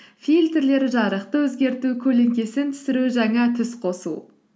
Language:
Kazakh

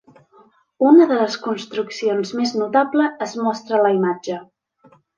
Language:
Catalan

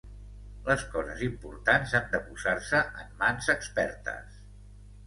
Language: Catalan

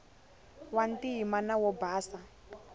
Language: Tsonga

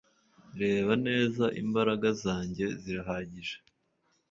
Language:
Kinyarwanda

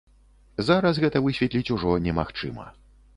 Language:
Belarusian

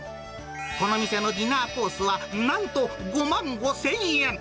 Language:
Japanese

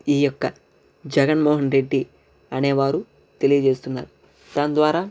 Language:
Telugu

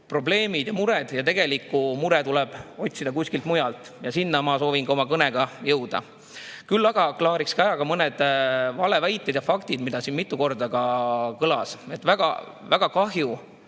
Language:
Estonian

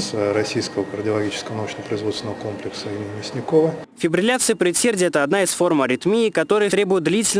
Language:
Russian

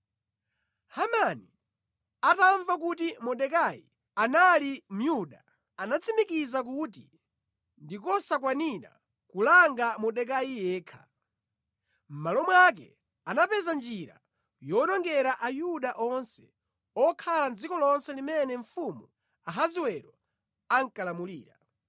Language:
Nyanja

